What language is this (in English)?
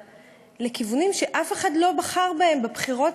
Hebrew